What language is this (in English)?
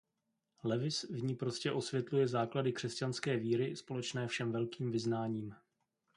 Czech